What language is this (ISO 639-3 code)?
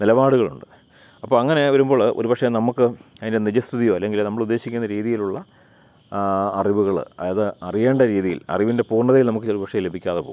mal